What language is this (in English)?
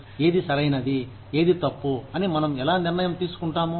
Telugu